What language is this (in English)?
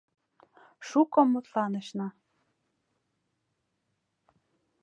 Mari